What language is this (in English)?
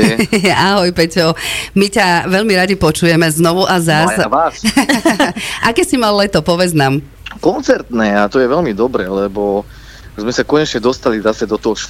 Slovak